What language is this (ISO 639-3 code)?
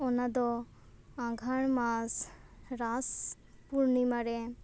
sat